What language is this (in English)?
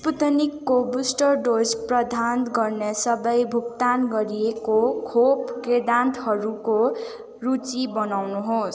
Nepali